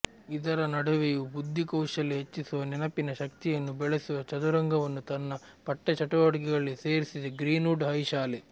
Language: Kannada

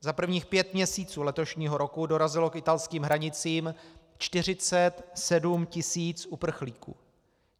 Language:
Czech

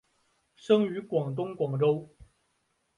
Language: Chinese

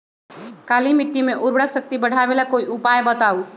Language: Magahi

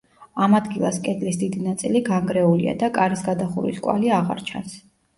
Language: Georgian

